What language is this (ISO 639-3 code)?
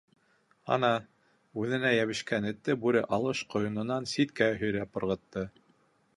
bak